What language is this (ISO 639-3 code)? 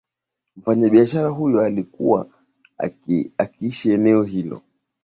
swa